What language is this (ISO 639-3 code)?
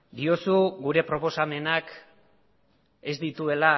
eus